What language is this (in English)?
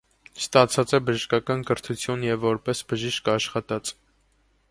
Armenian